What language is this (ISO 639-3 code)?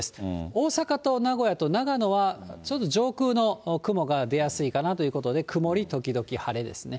jpn